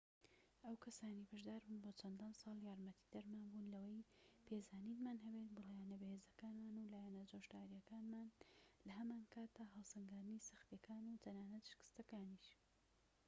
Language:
Central Kurdish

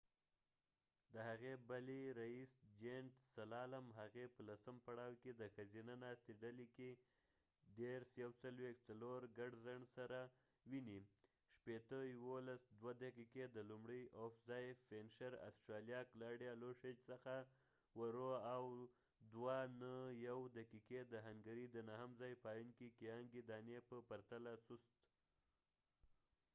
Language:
Pashto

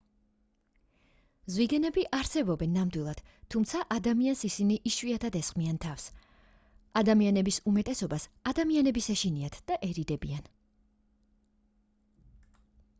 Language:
Georgian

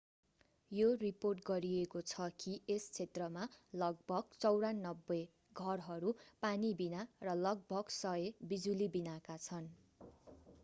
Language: Nepali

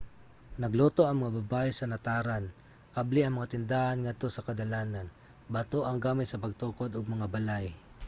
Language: Cebuano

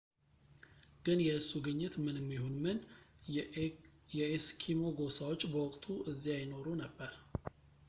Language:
Amharic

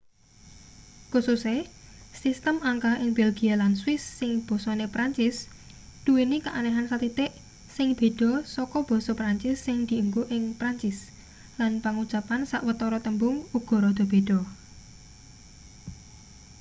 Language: Javanese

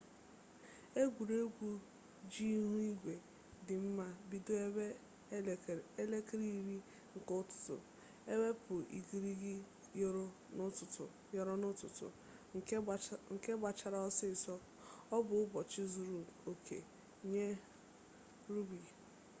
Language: Igbo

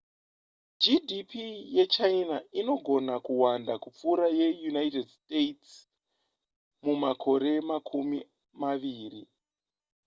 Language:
Shona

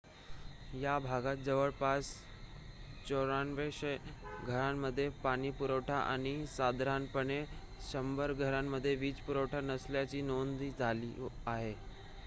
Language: Marathi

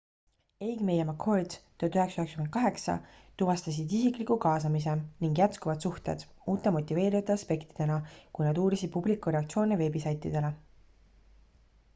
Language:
Estonian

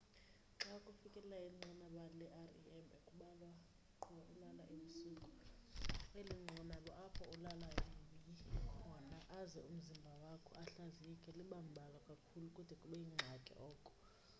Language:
Xhosa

